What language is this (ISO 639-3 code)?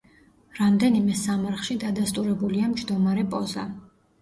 kat